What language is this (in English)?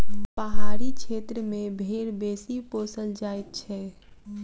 Maithili